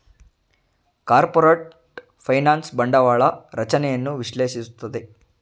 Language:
Kannada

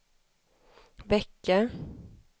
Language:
Swedish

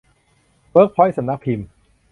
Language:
Thai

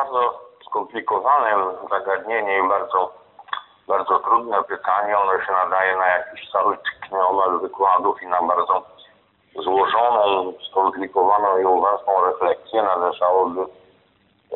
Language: Polish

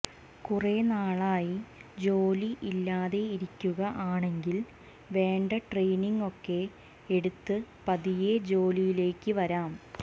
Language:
Malayalam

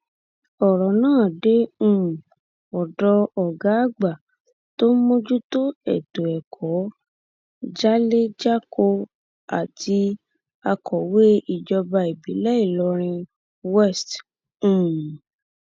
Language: Yoruba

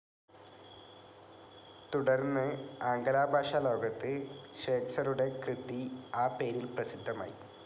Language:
Malayalam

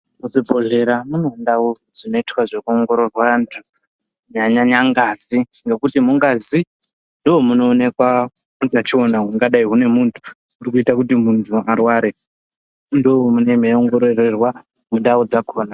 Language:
Ndau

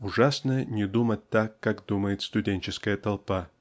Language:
Russian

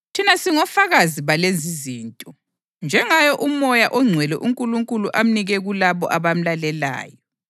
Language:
North Ndebele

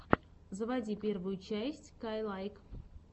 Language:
Russian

